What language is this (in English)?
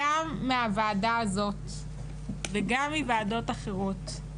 Hebrew